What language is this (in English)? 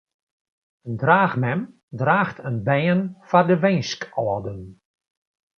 Western Frisian